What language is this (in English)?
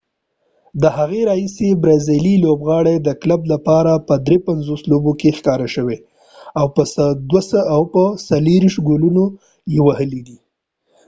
Pashto